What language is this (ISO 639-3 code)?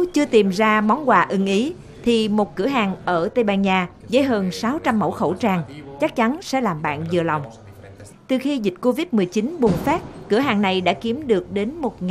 vie